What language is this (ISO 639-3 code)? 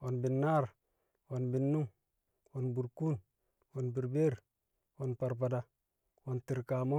kcq